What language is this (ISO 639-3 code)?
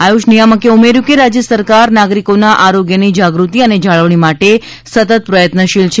guj